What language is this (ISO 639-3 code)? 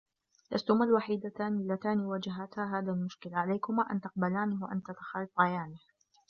ara